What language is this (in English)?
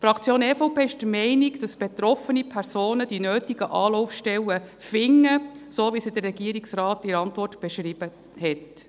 Swiss German